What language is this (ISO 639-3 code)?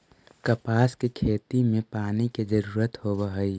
mag